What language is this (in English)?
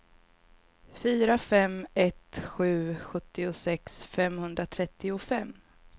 Swedish